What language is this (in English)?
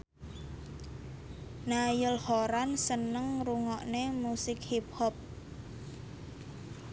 Javanese